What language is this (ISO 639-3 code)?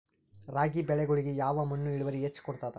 kan